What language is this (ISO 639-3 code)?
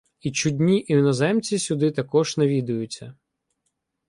ukr